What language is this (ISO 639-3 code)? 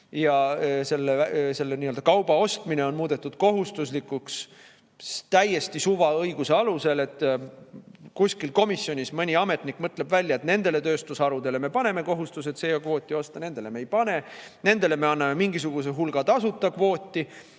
est